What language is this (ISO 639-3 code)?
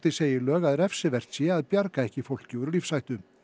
isl